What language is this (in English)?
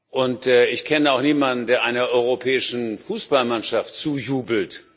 German